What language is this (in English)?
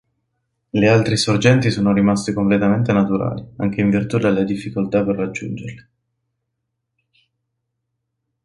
Italian